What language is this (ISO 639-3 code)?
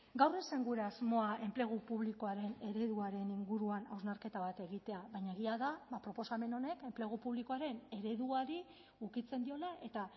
eus